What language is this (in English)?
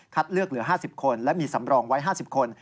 Thai